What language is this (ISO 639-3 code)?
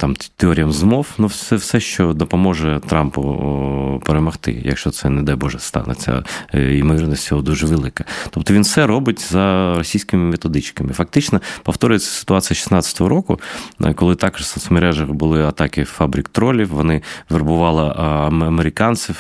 ukr